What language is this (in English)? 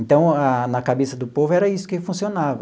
Portuguese